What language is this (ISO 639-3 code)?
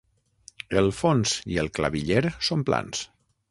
cat